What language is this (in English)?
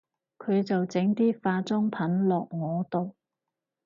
Cantonese